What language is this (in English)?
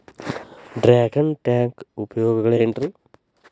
Kannada